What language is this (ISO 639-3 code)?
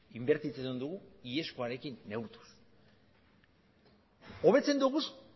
eus